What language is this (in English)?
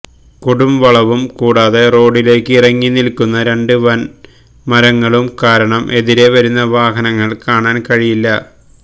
Malayalam